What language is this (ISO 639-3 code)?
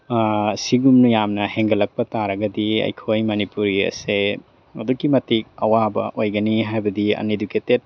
mni